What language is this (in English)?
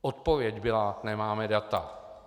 Czech